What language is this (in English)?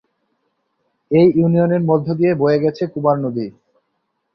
Bangla